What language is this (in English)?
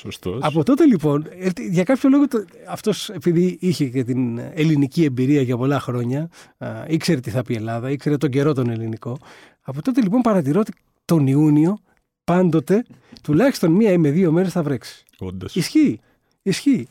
Greek